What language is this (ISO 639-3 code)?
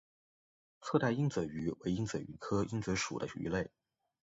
zho